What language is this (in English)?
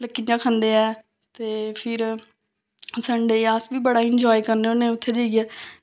Dogri